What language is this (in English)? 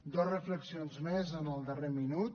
Catalan